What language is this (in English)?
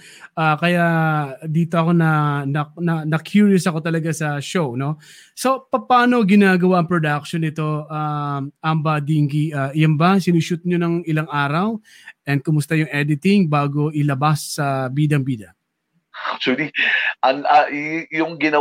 Filipino